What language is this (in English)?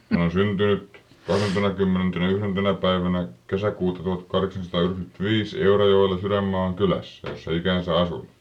Finnish